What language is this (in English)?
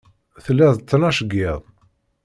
Kabyle